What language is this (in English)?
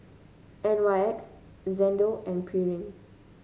English